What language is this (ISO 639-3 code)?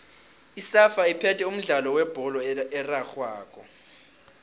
nbl